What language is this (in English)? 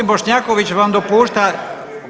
Croatian